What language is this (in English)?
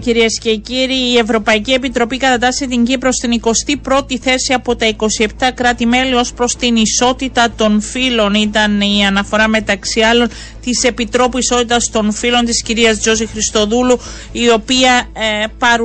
Greek